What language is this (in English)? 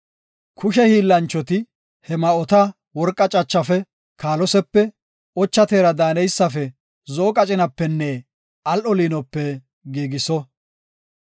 Gofa